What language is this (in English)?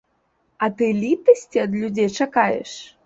Belarusian